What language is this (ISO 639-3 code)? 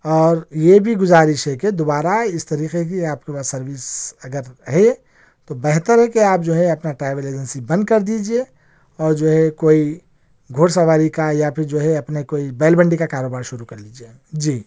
urd